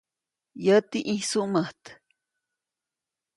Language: Copainalá Zoque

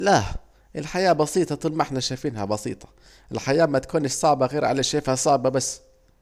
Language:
Saidi Arabic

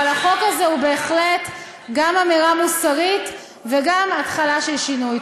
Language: Hebrew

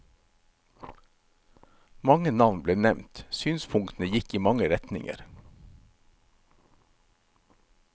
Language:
Norwegian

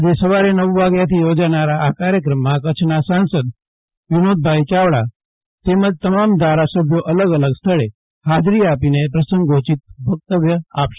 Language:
Gujarati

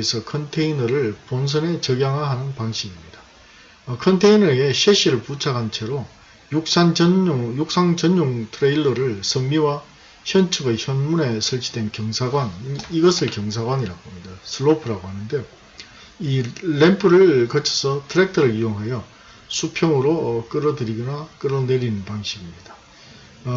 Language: Korean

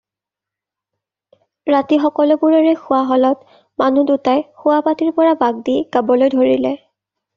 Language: Assamese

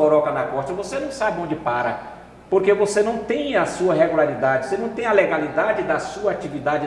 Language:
Portuguese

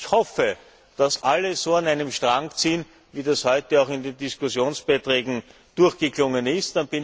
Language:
German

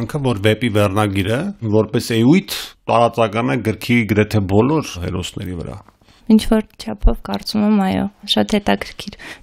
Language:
Turkish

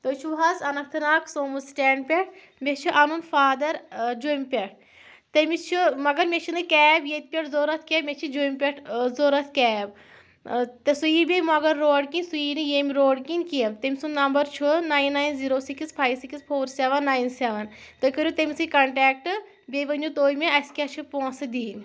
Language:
Kashmiri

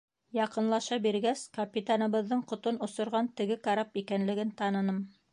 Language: Bashkir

